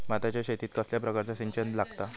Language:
Marathi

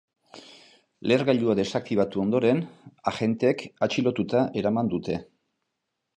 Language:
Basque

